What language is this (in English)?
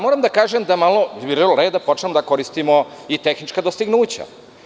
Serbian